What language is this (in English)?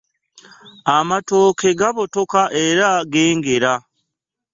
Ganda